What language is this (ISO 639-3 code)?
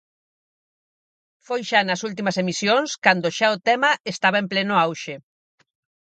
glg